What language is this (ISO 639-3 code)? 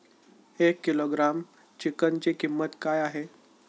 mar